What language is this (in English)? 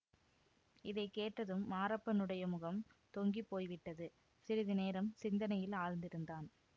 Tamil